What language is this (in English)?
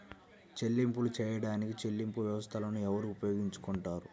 Telugu